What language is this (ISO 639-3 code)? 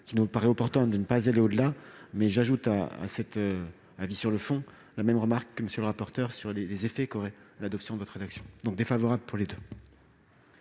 fra